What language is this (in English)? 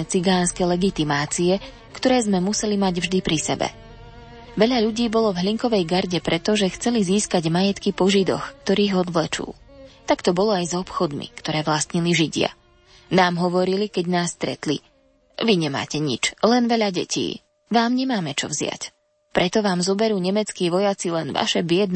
Slovak